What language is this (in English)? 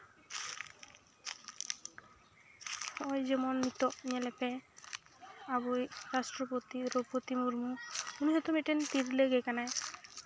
Santali